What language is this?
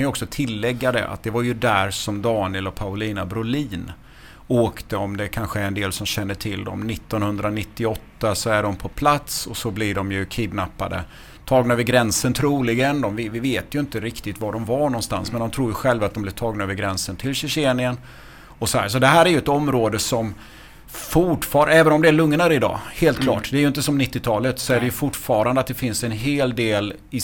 Swedish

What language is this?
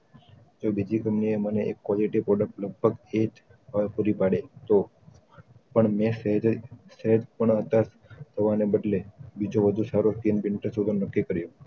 Gujarati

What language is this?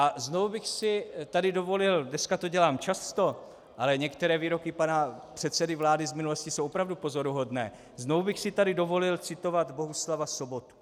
Czech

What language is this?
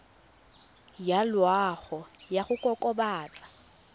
Tswana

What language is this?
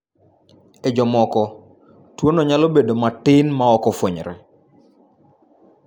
Luo (Kenya and Tanzania)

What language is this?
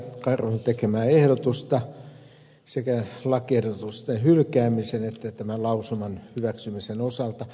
Finnish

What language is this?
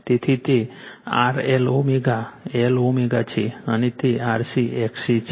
Gujarati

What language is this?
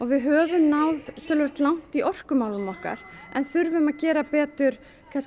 Icelandic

